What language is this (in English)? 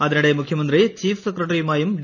Malayalam